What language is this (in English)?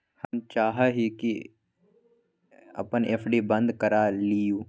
Magahi